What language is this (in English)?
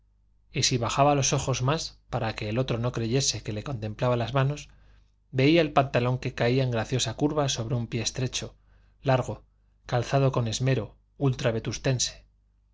Spanish